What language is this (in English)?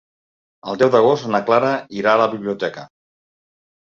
Catalan